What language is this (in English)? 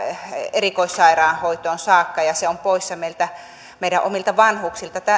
Finnish